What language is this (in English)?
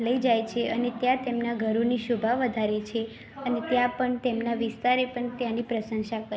Gujarati